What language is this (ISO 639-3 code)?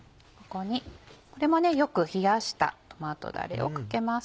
jpn